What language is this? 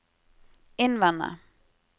Norwegian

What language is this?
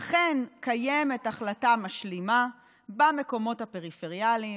Hebrew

